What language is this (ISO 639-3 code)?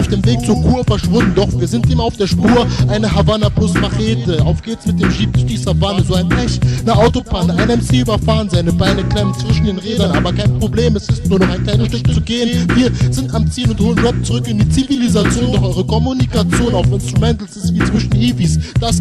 deu